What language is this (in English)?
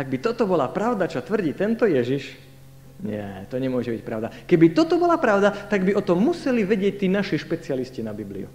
Slovak